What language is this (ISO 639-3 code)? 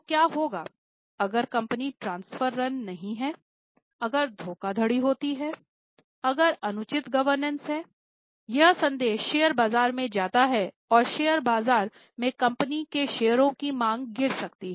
hin